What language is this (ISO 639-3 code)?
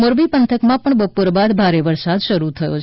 guj